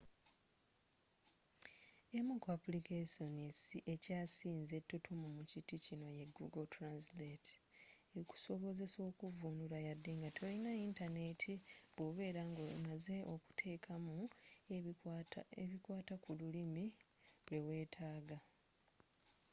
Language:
Ganda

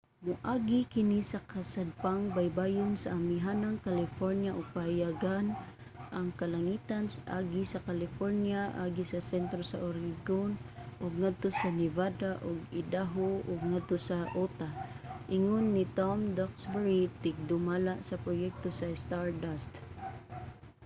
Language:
Cebuano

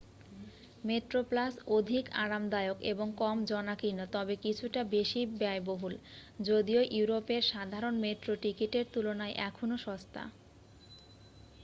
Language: Bangla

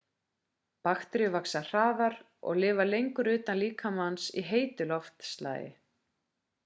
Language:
Icelandic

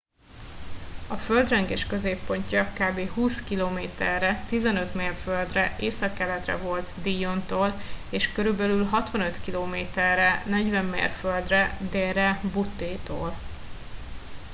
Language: Hungarian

